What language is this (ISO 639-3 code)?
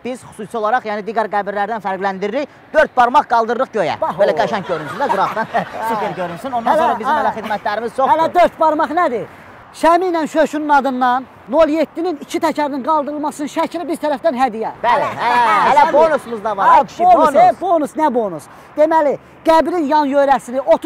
tur